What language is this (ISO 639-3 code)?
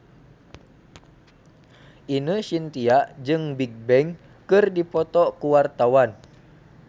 sun